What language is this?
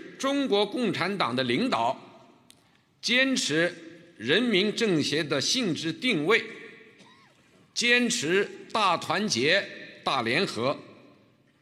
Chinese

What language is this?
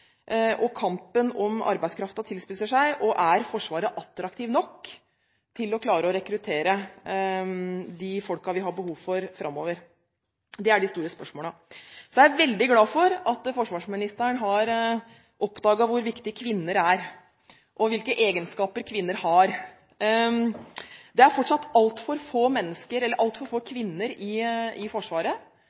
Norwegian Bokmål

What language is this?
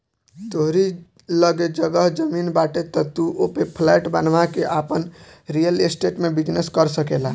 Bhojpuri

